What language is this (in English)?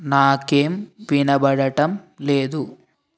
Telugu